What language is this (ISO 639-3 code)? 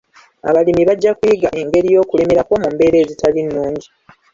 lug